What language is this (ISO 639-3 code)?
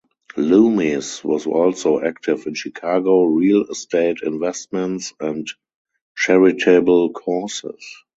eng